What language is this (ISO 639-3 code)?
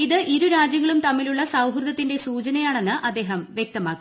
mal